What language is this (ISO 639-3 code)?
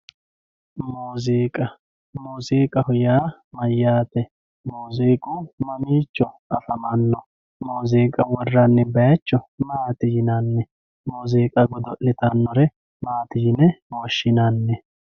sid